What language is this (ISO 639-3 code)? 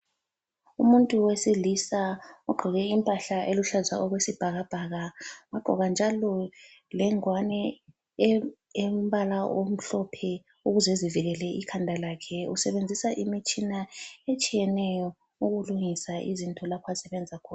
nde